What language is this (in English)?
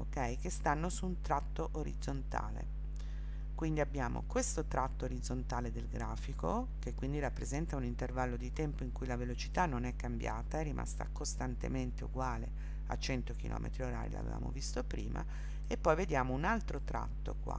Italian